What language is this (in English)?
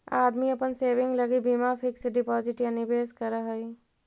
Magahi